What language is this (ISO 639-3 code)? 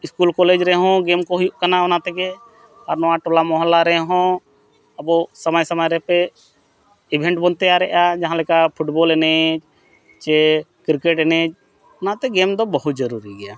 sat